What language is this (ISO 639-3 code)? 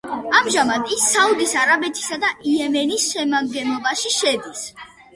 kat